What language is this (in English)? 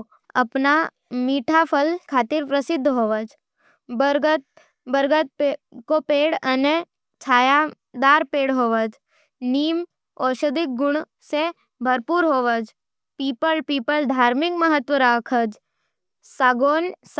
Nimadi